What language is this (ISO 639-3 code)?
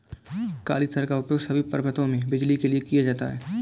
hin